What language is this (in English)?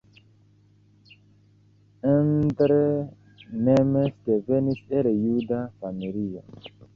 Esperanto